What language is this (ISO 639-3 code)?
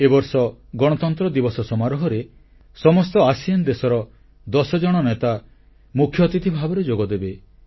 ori